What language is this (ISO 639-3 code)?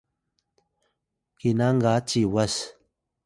tay